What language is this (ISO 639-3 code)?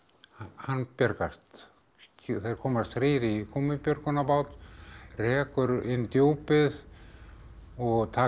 isl